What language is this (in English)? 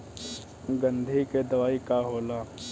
Bhojpuri